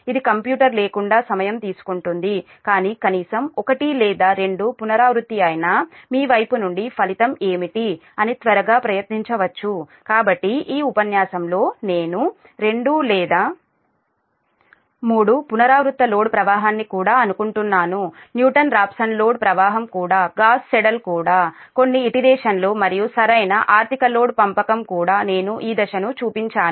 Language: Telugu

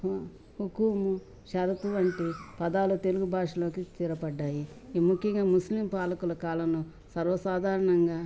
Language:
Telugu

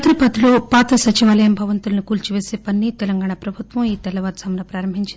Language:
Telugu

